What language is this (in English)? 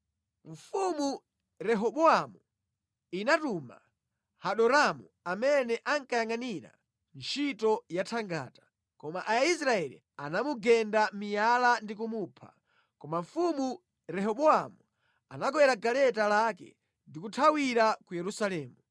Nyanja